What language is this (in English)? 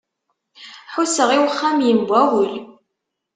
Kabyle